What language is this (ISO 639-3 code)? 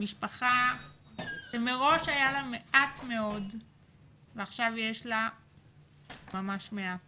heb